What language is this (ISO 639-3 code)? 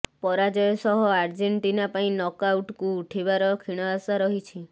ori